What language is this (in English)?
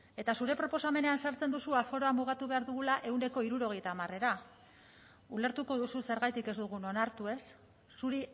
Basque